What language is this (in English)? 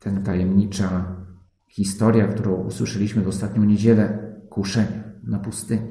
Polish